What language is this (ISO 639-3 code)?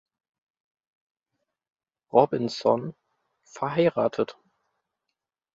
deu